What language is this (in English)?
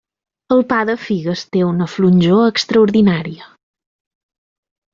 Catalan